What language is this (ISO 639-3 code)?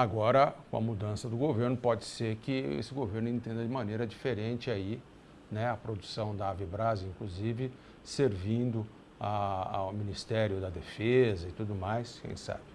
por